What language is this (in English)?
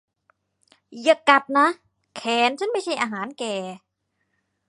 Thai